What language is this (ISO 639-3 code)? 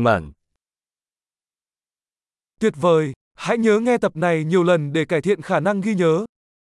vie